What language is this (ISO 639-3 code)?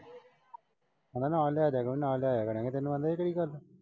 pan